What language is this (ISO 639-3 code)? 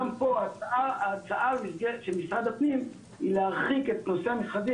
heb